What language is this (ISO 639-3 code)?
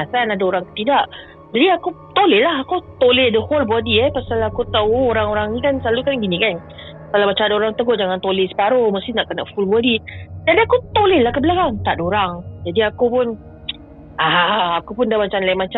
msa